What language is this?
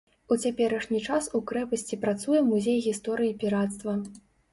Belarusian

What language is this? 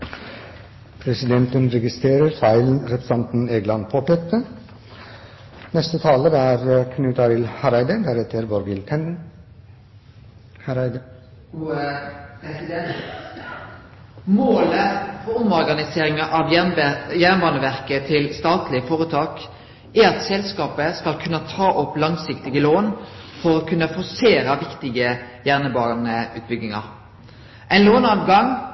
Norwegian Nynorsk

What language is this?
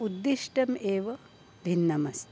Sanskrit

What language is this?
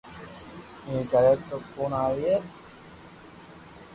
Loarki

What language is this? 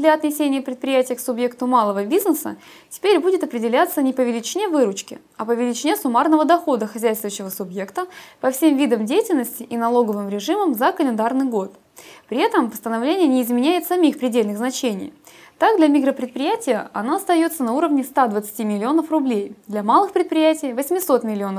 Russian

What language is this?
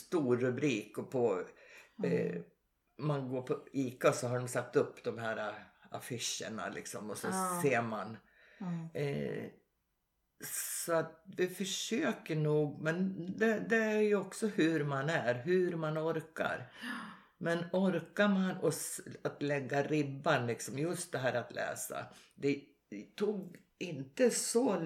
Swedish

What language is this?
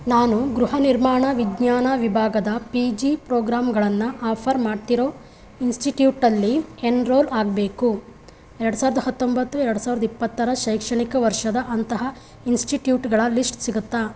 Kannada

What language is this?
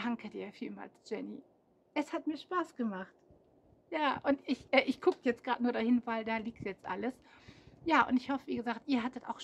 German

